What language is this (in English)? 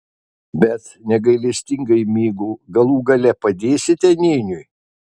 Lithuanian